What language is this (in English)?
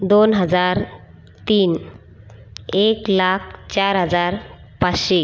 Marathi